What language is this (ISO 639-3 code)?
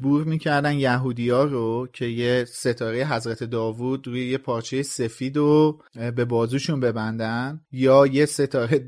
fas